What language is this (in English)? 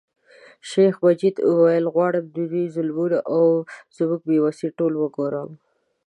Pashto